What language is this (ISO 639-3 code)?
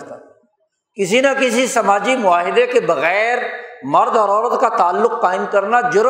urd